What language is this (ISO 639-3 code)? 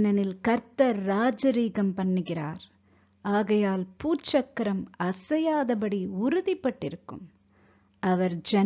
tam